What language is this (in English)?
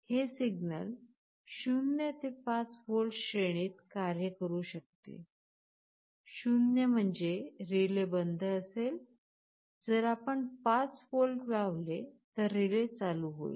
Marathi